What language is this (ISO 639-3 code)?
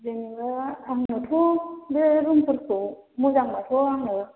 brx